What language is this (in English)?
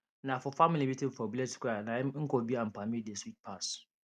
Nigerian Pidgin